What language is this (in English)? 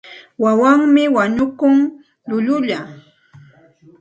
Santa Ana de Tusi Pasco Quechua